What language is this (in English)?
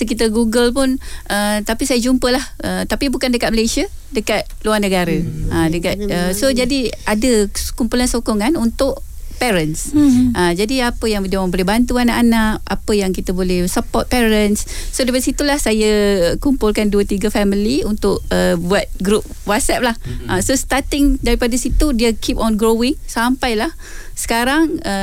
Malay